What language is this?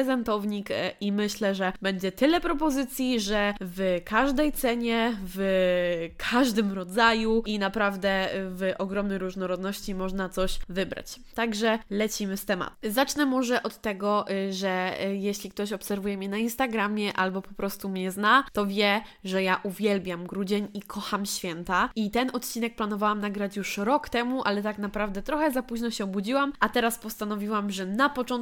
Polish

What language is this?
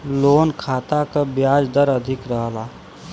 Bhojpuri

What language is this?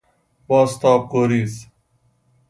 Persian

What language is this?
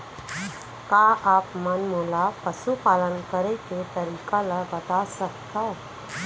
Chhattisgarhi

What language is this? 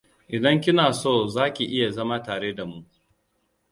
Hausa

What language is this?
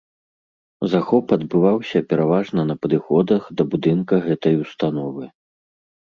Belarusian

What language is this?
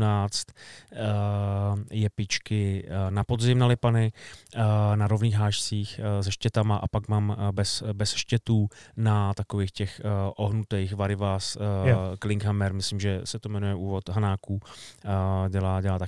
Czech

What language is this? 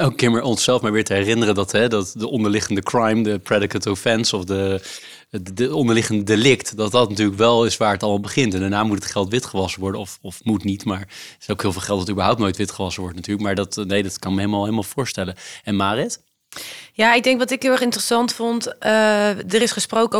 Dutch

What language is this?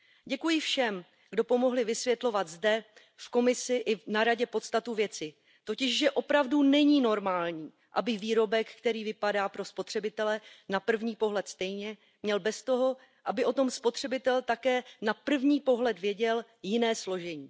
Czech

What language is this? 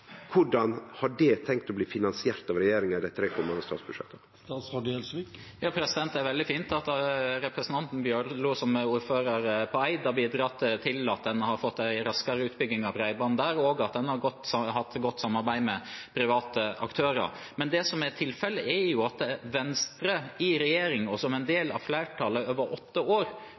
Norwegian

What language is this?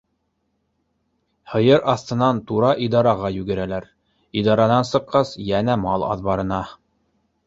Bashkir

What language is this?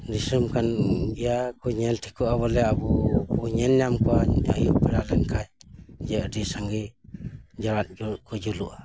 Santali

